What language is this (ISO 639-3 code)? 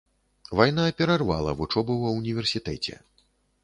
bel